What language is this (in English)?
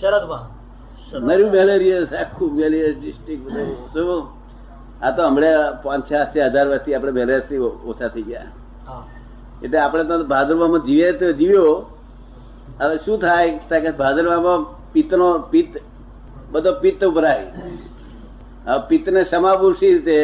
Gujarati